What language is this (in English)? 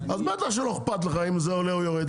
Hebrew